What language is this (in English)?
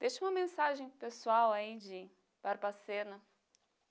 Portuguese